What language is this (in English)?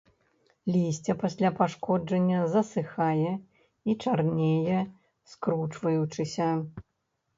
Belarusian